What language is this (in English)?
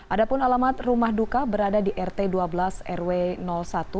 Indonesian